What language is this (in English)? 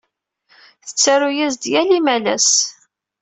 Kabyle